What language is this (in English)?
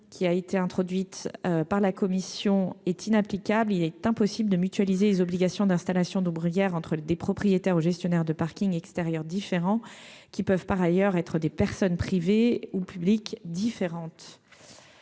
French